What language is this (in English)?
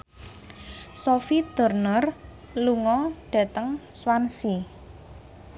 Javanese